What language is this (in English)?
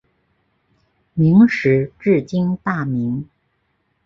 Chinese